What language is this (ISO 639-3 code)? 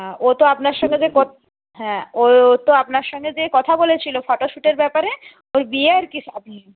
ben